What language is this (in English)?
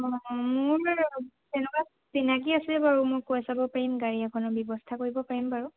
Assamese